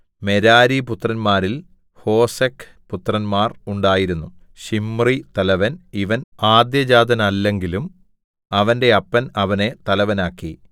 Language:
Malayalam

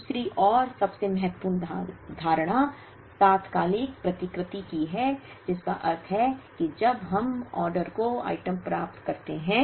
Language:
Hindi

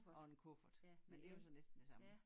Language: Danish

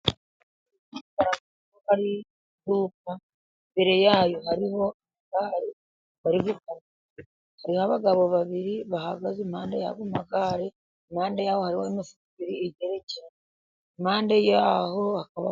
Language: Kinyarwanda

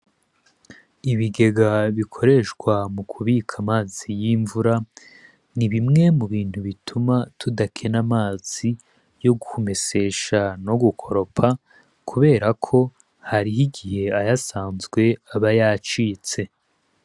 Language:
Rundi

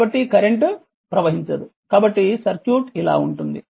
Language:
Telugu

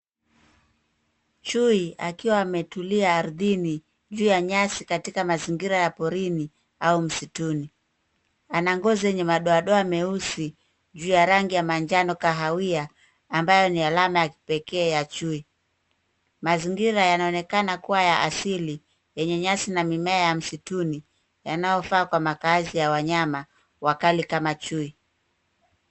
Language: Swahili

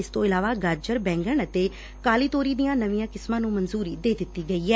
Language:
Punjabi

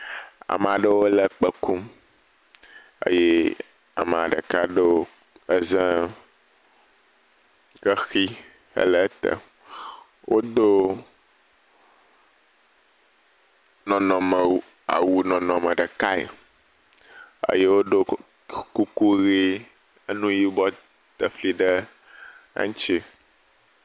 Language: Ewe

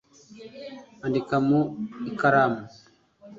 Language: Kinyarwanda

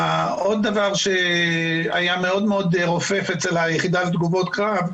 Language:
Hebrew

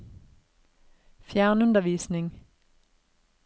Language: Norwegian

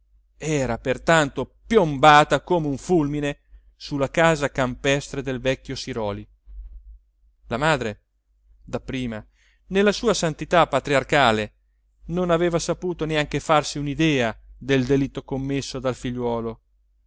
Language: Italian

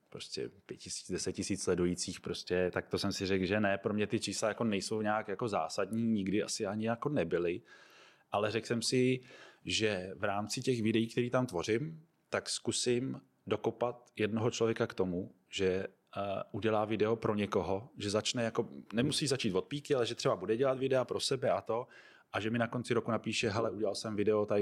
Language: Czech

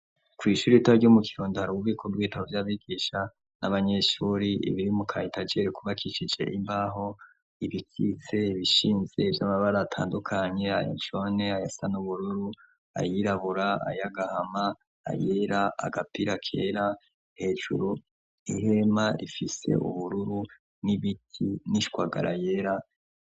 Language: Rundi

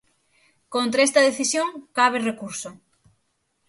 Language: Galician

